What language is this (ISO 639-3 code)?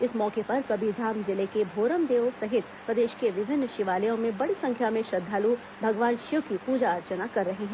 hin